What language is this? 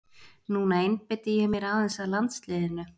Icelandic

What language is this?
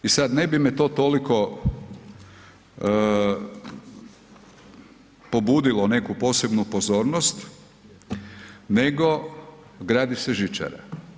Croatian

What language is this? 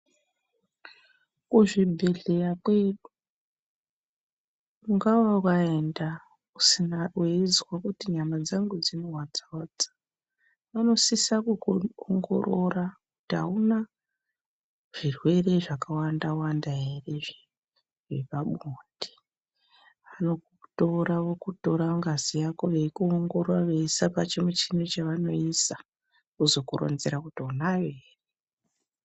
Ndau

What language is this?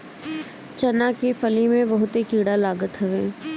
Bhojpuri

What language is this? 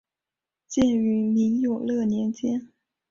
Chinese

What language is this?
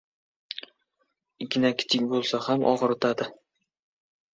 Uzbek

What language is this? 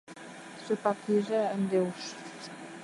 Mari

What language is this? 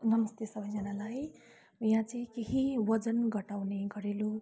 Nepali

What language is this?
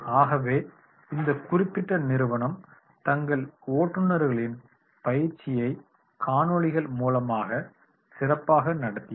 Tamil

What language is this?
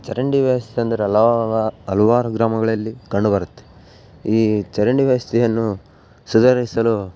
Kannada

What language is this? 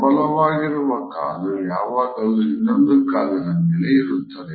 Kannada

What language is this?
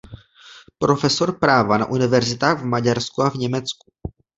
Czech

